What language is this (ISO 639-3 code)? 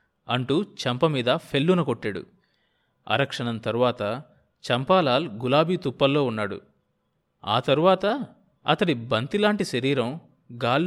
tel